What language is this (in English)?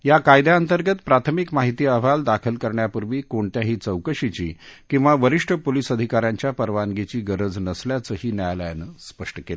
Marathi